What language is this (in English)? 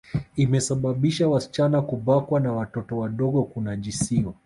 Swahili